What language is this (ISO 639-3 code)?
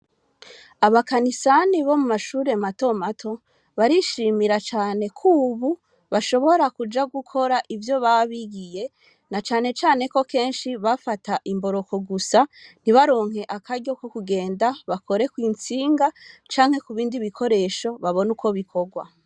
run